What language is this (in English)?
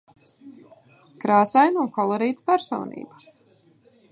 Latvian